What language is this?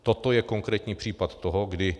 Czech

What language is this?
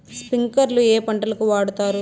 Telugu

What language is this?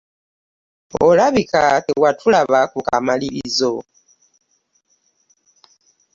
Ganda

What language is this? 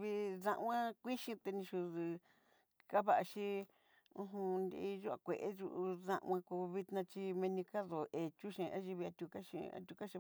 Southeastern Nochixtlán Mixtec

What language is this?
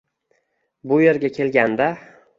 Uzbek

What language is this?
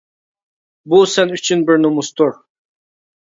Uyghur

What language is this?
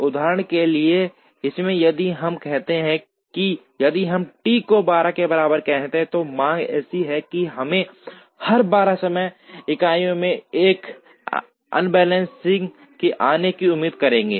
Hindi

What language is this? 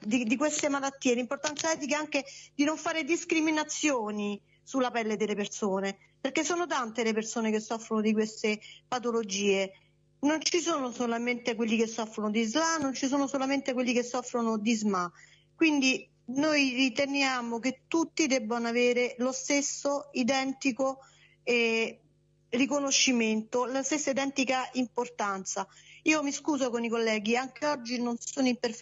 Italian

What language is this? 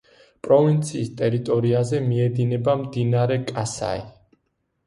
Georgian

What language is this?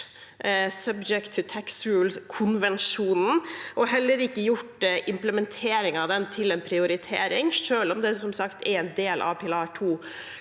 Norwegian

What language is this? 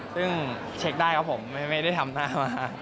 Thai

